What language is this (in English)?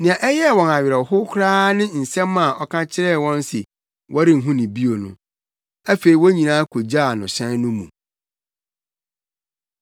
Akan